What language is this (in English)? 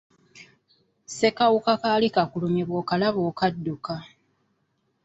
Ganda